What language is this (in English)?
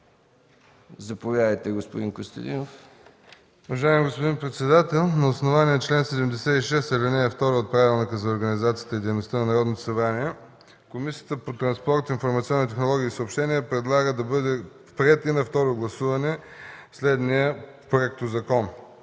Bulgarian